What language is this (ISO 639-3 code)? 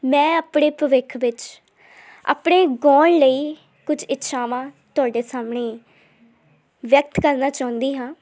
pan